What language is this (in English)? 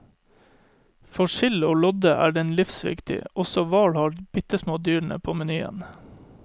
Norwegian